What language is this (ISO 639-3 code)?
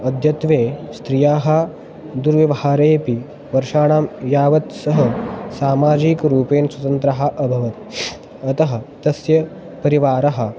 san